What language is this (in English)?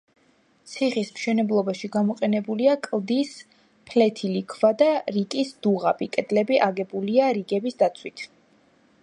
Georgian